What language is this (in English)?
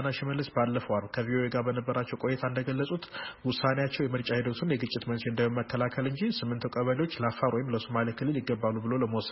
Amharic